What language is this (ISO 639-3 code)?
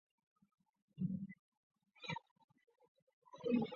zho